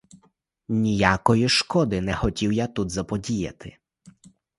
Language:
Ukrainian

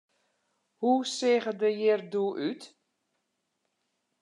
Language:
Western Frisian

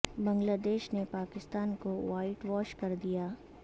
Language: Urdu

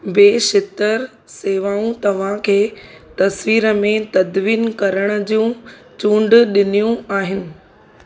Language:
Sindhi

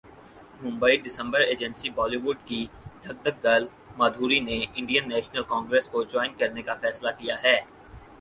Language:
Urdu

